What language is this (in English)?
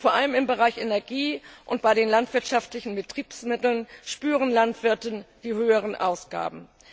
German